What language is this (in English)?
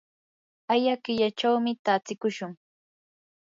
Yanahuanca Pasco Quechua